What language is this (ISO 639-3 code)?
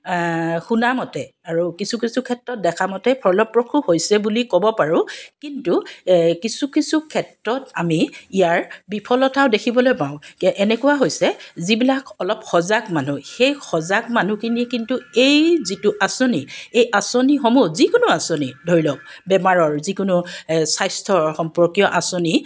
asm